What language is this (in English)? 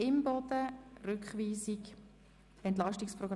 Swiss German